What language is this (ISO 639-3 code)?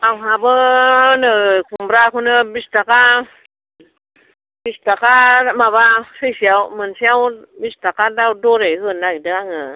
brx